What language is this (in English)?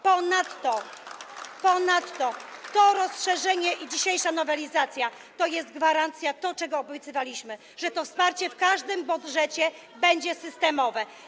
Polish